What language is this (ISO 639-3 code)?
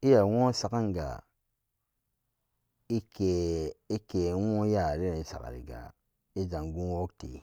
ccg